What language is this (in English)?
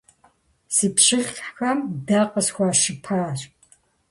Kabardian